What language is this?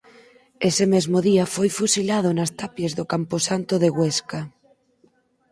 Galician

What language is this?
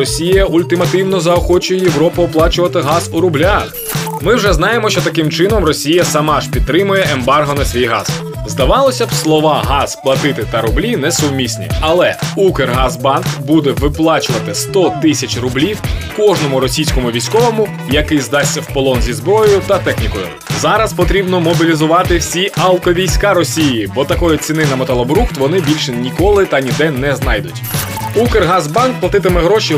Ukrainian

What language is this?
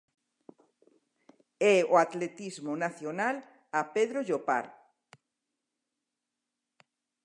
Galician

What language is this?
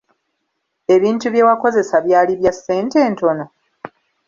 Ganda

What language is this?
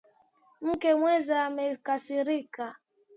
Swahili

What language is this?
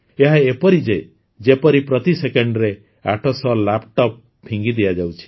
Odia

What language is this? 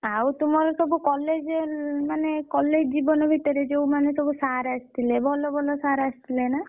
Odia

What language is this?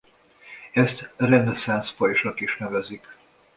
Hungarian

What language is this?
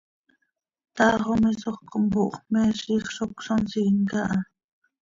Seri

